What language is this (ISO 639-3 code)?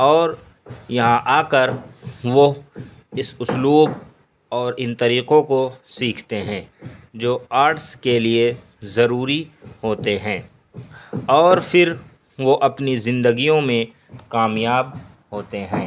urd